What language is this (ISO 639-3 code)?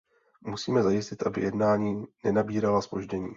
ces